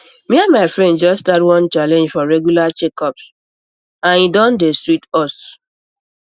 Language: Nigerian Pidgin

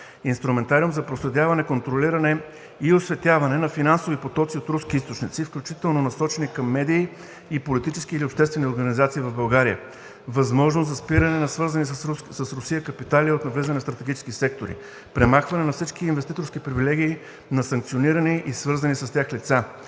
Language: Bulgarian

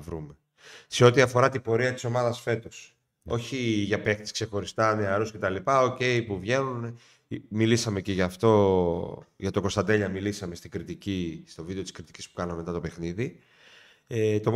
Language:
Greek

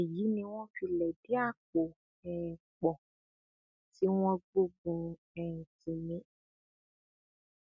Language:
Yoruba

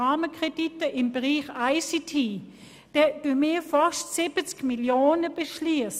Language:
Swiss German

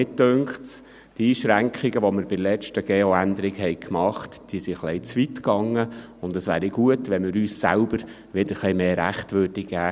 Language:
Swiss German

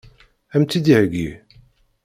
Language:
Kabyle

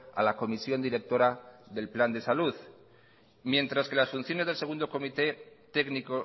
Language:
Spanish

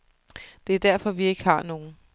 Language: Danish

